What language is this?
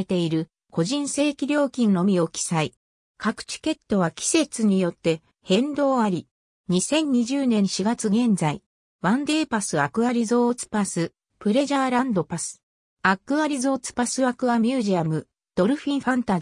Japanese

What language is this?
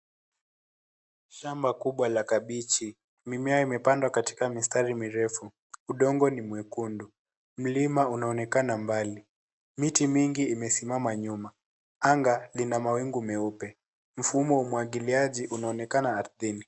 Swahili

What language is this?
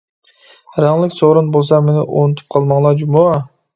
Uyghur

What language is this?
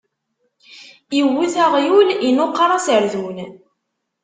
Kabyle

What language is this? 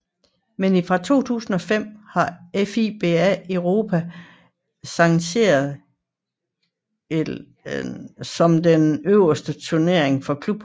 Danish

